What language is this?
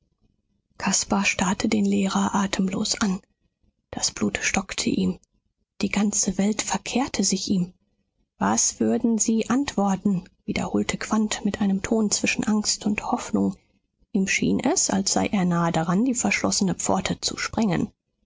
German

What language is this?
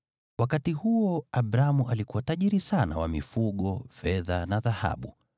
Swahili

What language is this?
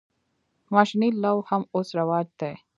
Pashto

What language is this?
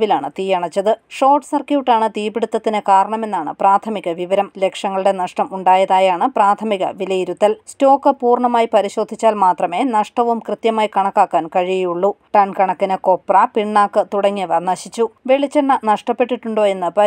Malayalam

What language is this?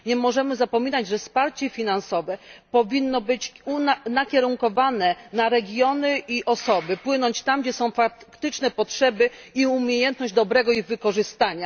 Polish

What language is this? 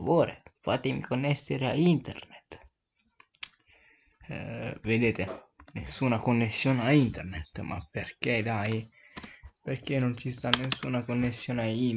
Italian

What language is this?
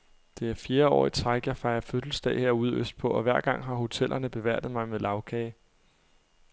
Danish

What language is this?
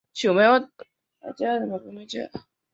Chinese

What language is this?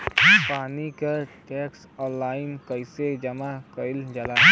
Bhojpuri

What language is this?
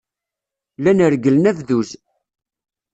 Kabyle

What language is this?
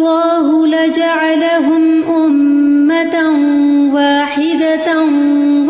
Urdu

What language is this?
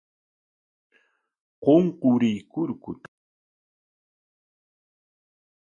Corongo Ancash Quechua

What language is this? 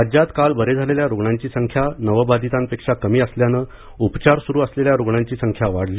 Marathi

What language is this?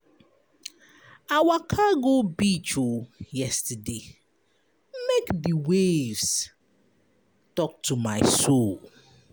Nigerian Pidgin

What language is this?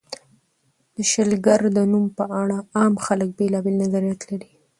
Pashto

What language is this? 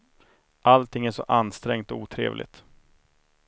Swedish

